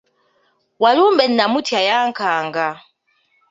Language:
Ganda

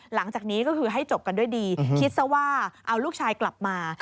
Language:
Thai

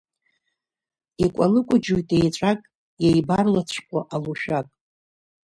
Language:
Abkhazian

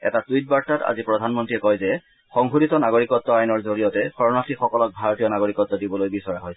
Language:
Assamese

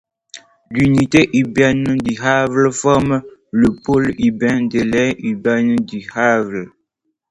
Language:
French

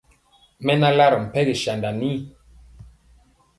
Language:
Mpiemo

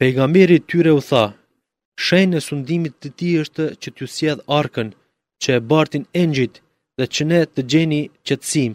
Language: Greek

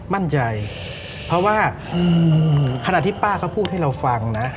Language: Thai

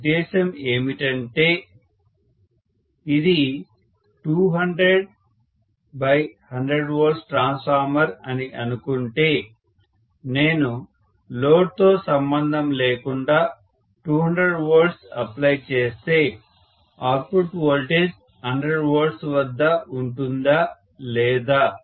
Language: Telugu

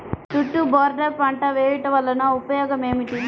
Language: Telugu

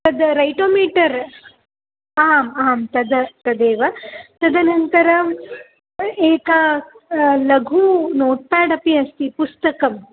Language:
Sanskrit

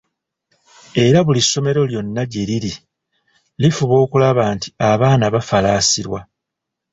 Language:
Ganda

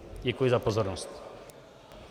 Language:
Czech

